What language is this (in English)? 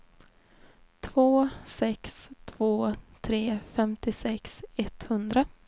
Swedish